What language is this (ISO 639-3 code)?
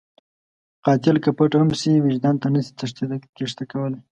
pus